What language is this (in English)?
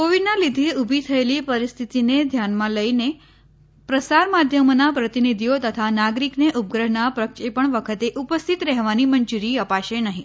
Gujarati